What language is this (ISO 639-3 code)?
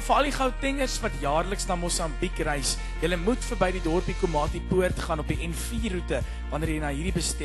nld